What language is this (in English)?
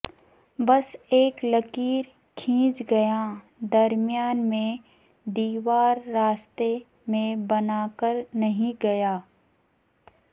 Urdu